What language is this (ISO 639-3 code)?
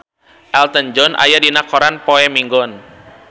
sun